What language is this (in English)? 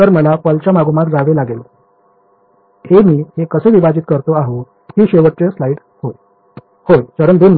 Marathi